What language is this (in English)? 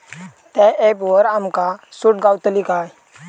Marathi